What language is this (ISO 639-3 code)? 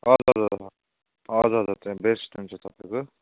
nep